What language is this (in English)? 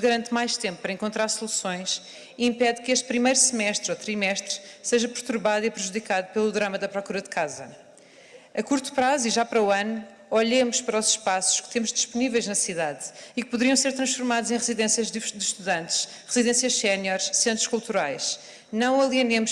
Portuguese